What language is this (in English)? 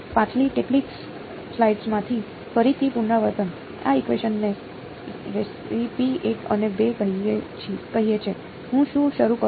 Gujarati